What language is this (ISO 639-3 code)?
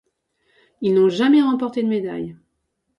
fra